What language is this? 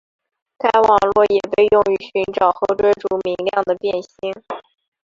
Chinese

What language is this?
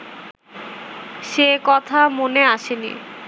Bangla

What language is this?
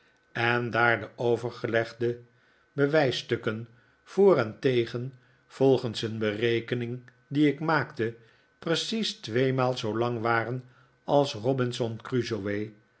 Dutch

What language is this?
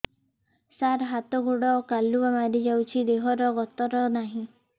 Odia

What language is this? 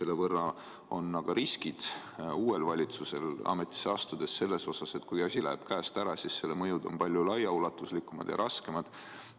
Estonian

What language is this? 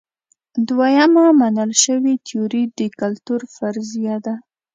Pashto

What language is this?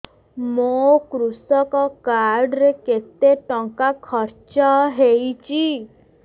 Odia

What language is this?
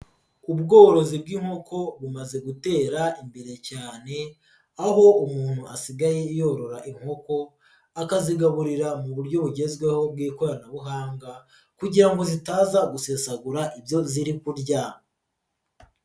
Kinyarwanda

